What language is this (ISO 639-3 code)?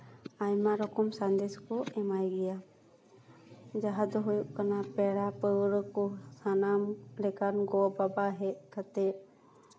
sat